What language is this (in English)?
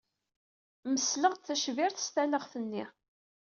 Kabyle